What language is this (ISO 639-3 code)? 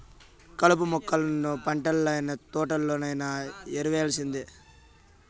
tel